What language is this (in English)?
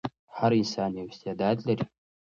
Pashto